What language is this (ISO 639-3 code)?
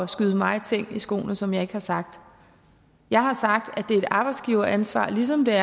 dan